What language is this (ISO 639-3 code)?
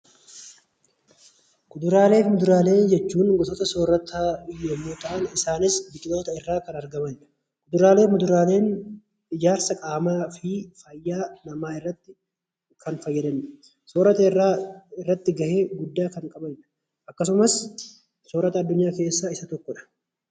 orm